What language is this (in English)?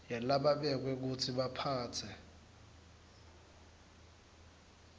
Swati